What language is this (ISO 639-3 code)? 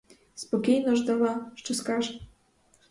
ukr